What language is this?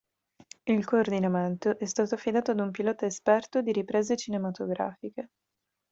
Italian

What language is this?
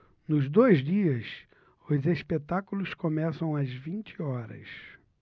Portuguese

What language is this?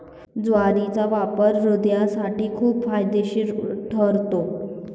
Marathi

